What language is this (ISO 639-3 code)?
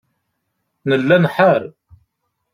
kab